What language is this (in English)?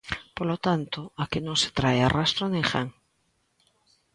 Galician